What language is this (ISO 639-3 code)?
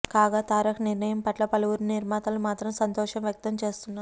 tel